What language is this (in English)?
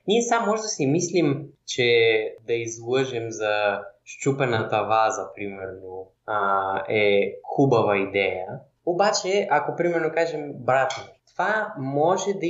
Bulgarian